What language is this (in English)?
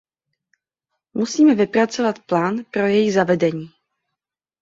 Czech